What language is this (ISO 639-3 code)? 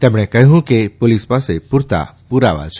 guj